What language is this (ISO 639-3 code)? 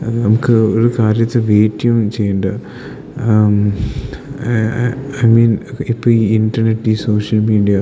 mal